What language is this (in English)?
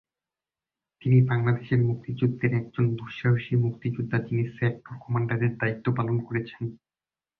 Bangla